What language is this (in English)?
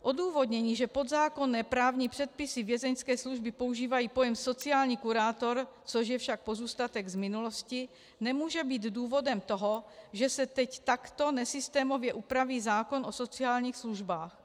Czech